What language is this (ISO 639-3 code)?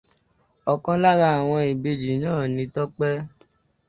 yor